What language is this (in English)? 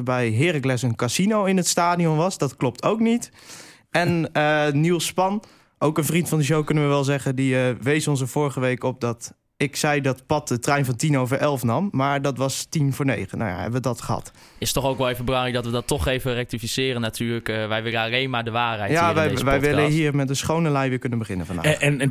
Dutch